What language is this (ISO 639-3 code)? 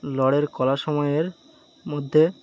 ben